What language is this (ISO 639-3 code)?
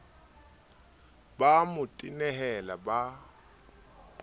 sot